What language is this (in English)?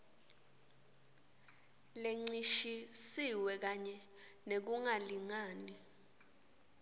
Swati